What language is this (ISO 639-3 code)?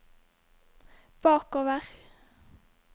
nor